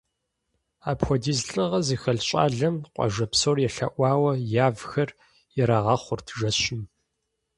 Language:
Kabardian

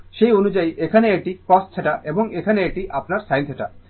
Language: Bangla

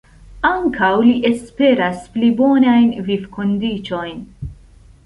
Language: Esperanto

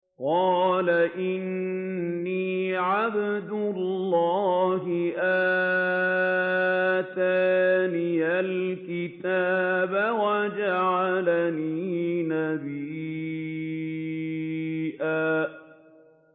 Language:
Arabic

